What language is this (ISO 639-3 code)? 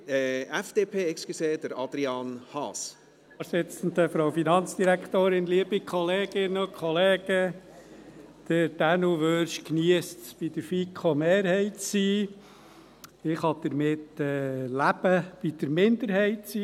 gsw